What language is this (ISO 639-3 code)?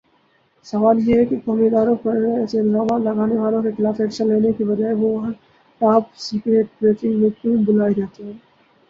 urd